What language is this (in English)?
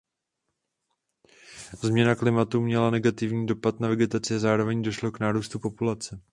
Czech